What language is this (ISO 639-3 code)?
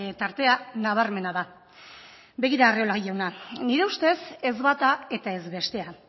eus